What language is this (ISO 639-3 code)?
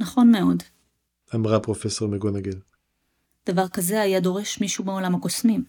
heb